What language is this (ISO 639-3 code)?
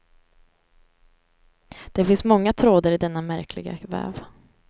swe